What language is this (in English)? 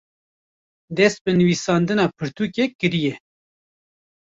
Kurdish